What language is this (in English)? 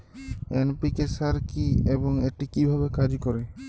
Bangla